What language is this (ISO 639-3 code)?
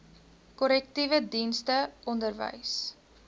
afr